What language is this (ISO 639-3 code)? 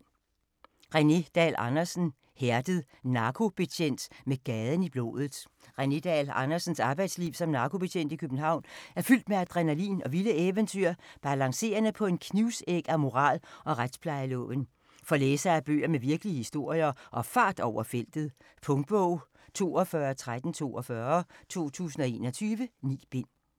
dan